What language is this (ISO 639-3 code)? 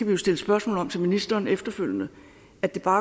dan